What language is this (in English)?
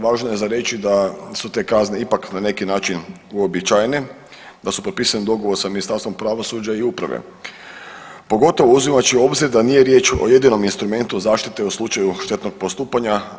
Croatian